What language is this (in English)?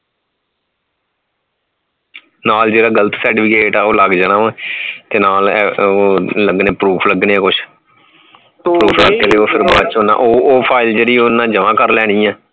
Punjabi